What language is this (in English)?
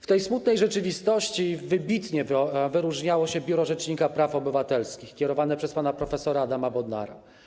Polish